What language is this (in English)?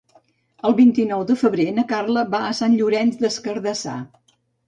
Catalan